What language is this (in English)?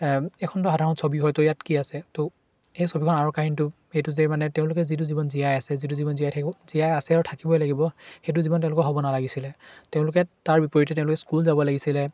Assamese